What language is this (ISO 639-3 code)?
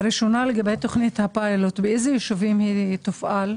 heb